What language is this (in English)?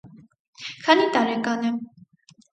Armenian